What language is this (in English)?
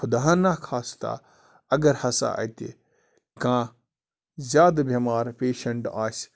Kashmiri